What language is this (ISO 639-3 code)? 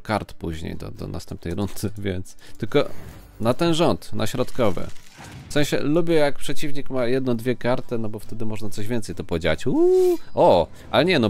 pol